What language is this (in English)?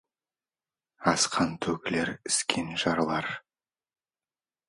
Kazakh